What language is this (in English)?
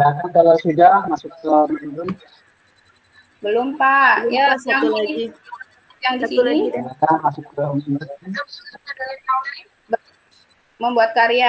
Indonesian